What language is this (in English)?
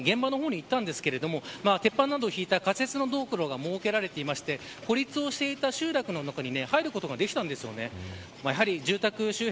Japanese